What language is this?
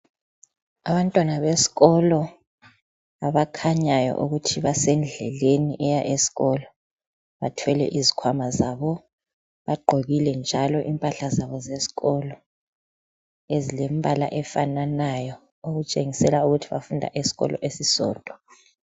North Ndebele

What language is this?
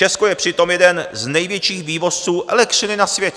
Czech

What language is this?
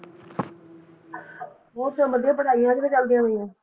Punjabi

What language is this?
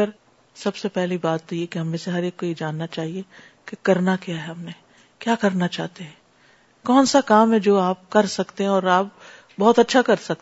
Urdu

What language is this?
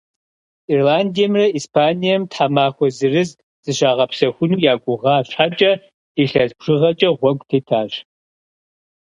Kabardian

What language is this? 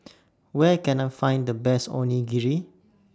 English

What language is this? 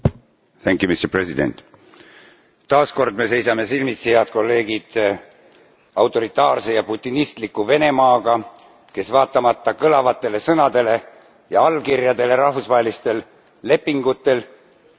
Estonian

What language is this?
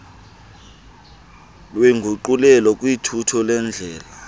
Xhosa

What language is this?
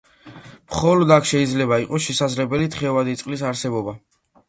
Georgian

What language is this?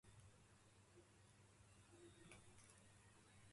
Urdu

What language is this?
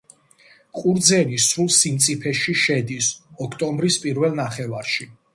Georgian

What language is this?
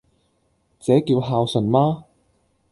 Cantonese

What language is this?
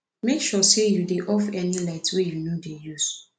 Nigerian Pidgin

